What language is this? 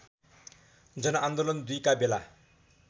Nepali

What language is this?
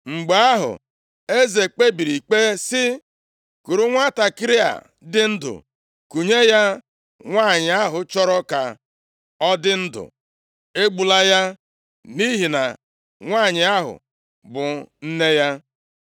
Igbo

